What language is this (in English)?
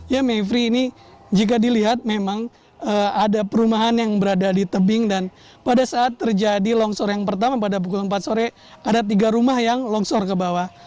Indonesian